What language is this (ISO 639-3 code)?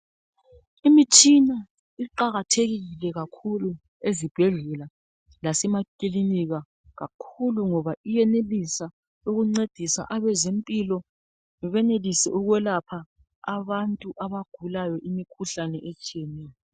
nde